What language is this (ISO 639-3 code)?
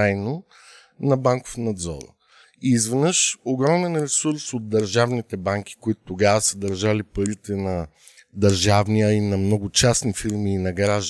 bul